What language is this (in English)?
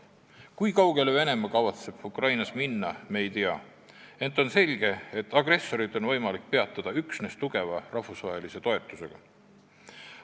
Estonian